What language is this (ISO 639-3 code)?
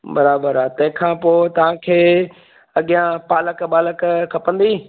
snd